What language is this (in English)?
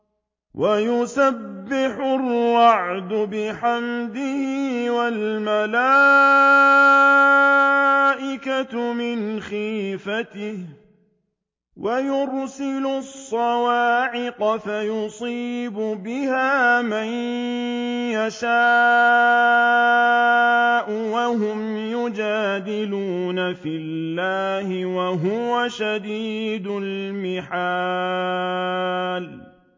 Arabic